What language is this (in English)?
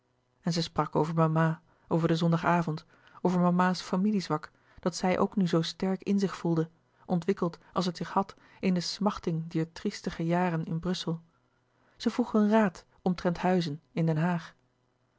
Dutch